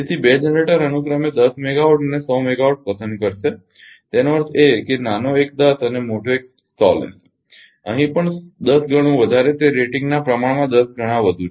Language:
Gujarati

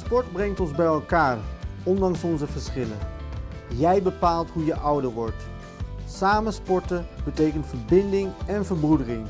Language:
Dutch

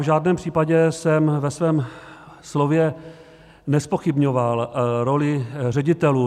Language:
Czech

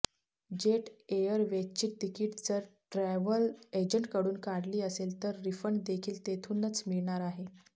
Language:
Marathi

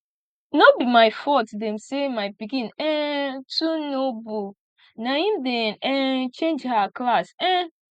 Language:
Nigerian Pidgin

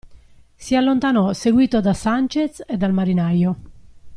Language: Italian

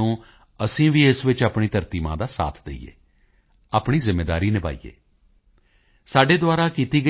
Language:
Punjabi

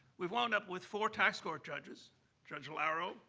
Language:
English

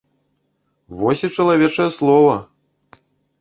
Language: Belarusian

